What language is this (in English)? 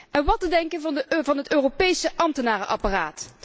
Dutch